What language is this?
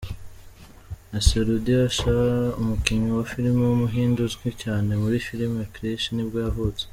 Kinyarwanda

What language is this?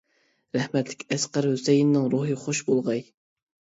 Uyghur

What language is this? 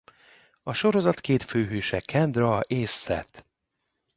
Hungarian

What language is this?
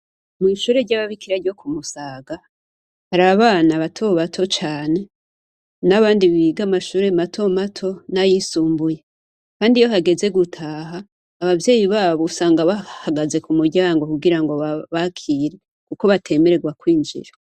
Rundi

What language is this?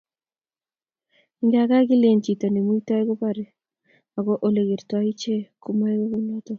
Kalenjin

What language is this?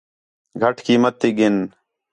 Khetrani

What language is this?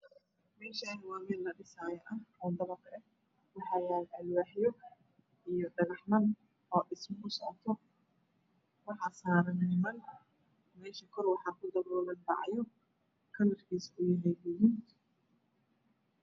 Somali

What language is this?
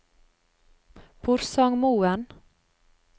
Norwegian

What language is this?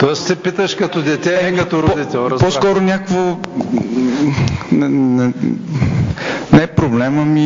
Bulgarian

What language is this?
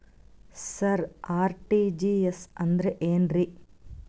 Kannada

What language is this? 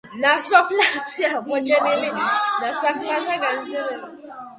Georgian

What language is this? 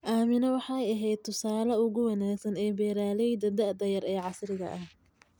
Somali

